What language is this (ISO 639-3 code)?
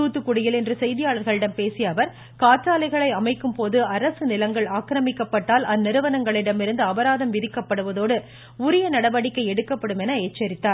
tam